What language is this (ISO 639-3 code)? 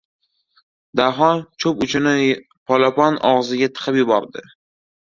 uzb